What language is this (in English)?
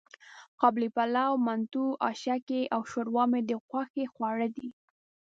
Pashto